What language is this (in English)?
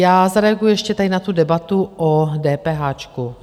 Czech